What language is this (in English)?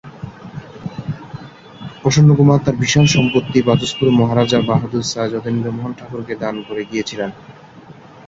Bangla